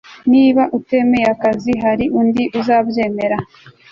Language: Kinyarwanda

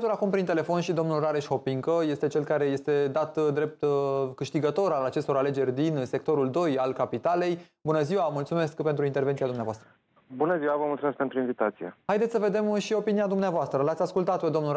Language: Romanian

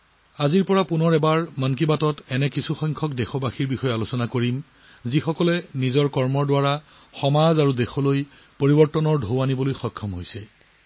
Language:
Assamese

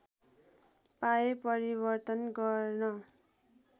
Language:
Nepali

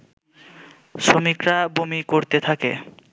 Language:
Bangla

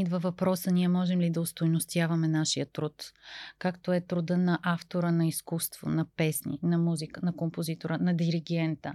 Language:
Bulgarian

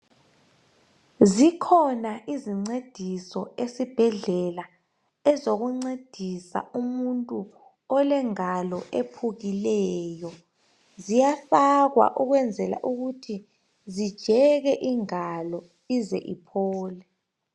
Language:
North Ndebele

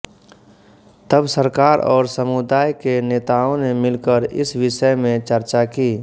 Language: Hindi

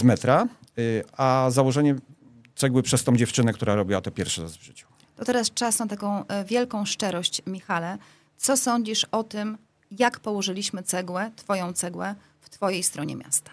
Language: Polish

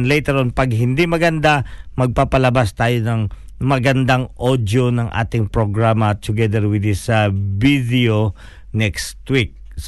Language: Filipino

